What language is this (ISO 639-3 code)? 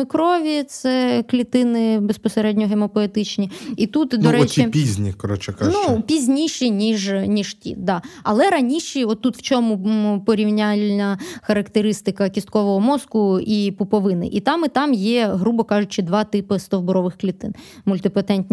ukr